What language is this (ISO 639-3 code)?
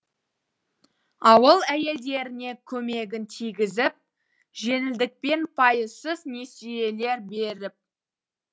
kaz